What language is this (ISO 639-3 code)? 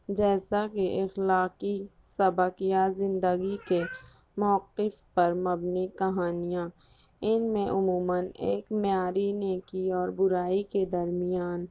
urd